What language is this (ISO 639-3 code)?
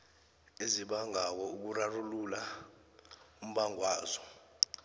nbl